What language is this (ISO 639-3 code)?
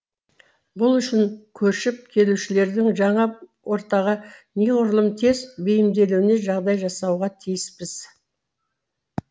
kaz